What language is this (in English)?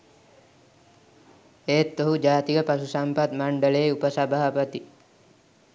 Sinhala